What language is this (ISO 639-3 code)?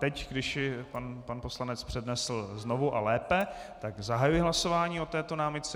ces